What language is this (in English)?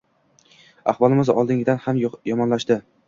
Uzbek